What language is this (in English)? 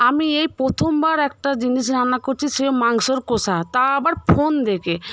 Bangla